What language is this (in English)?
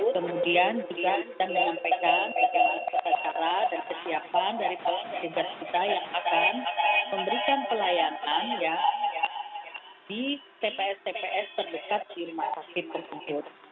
Indonesian